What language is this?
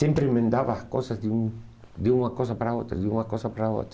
Portuguese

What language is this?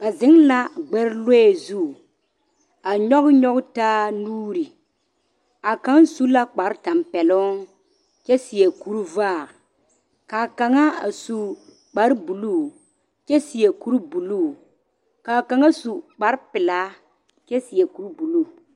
Southern Dagaare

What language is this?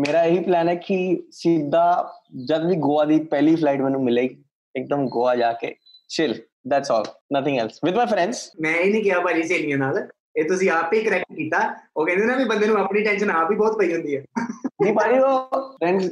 Punjabi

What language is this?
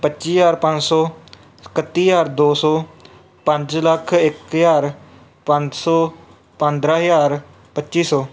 Punjabi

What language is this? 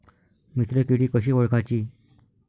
Marathi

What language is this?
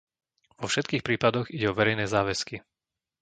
Slovak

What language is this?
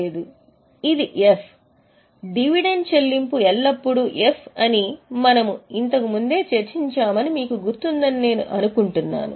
Telugu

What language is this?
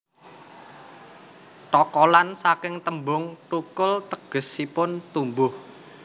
Javanese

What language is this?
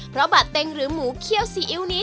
Thai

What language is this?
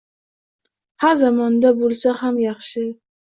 Uzbek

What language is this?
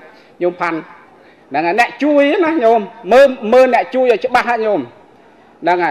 Thai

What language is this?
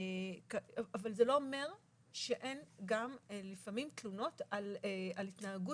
Hebrew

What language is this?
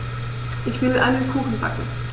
German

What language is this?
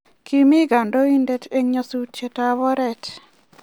Kalenjin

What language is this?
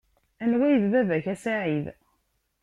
Kabyle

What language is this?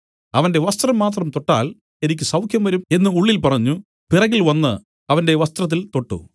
Malayalam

